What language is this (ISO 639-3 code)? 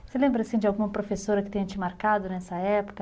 por